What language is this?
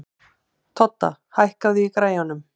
Icelandic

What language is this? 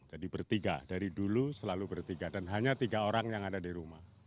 Indonesian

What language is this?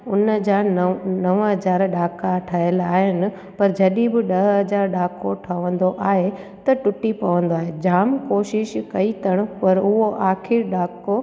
Sindhi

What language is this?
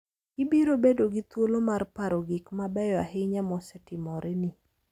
Luo (Kenya and Tanzania)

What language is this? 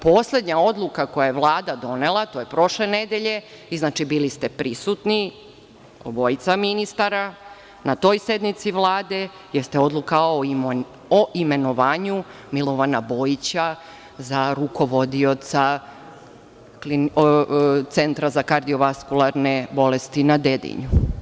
Serbian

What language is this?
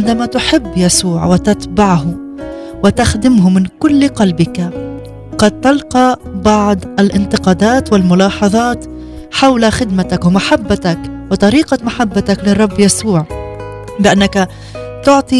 Arabic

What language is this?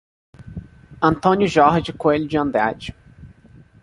Portuguese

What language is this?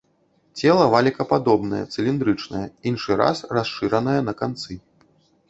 Belarusian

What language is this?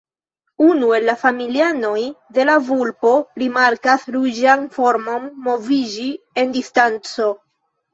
Esperanto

